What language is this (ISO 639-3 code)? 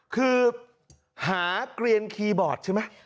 tha